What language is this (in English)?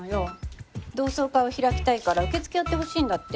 Japanese